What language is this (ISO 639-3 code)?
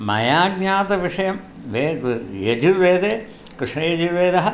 san